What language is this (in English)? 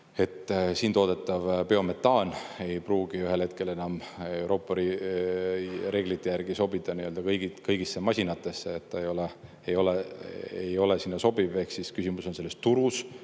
Estonian